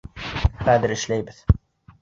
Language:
Bashkir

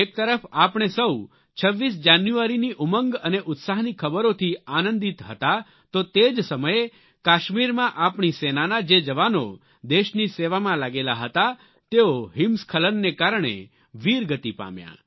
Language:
Gujarati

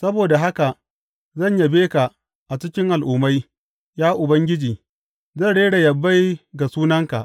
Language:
Hausa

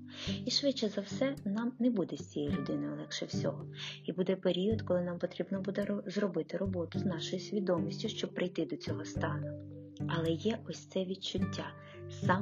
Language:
Ukrainian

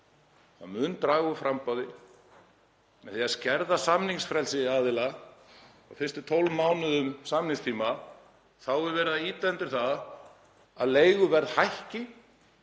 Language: Icelandic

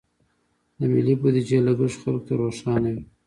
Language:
Pashto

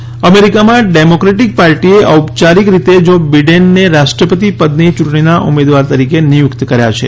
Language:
Gujarati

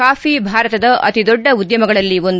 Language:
Kannada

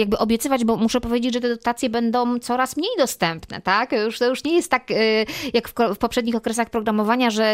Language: Polish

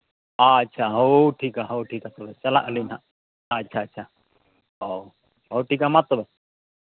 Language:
Santali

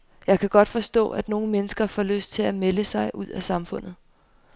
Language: Danish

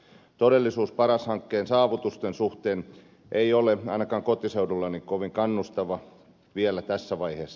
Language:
Finnish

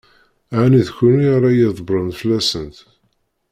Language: Kabyle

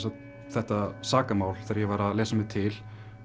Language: Icelandic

